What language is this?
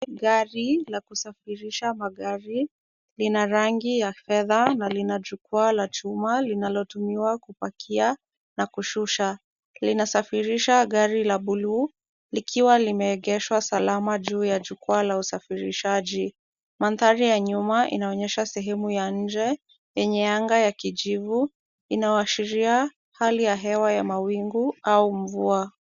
Swahili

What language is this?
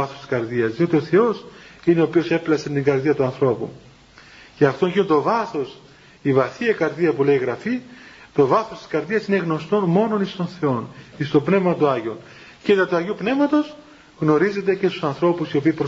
Greek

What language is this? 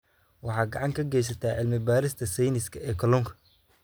Somali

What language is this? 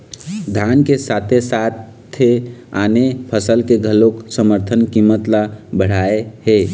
Chhattisgarhi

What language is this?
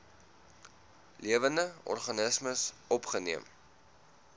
Afrikaans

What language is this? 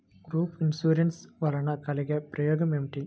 Telugu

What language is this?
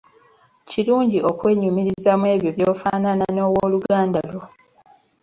Ganda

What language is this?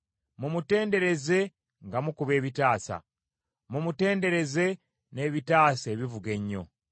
Ganda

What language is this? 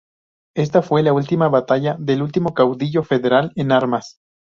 Spanish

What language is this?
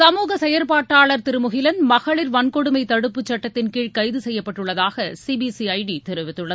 Tamil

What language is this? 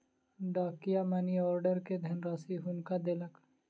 Maithili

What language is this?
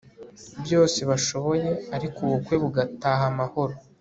Kinyarwanda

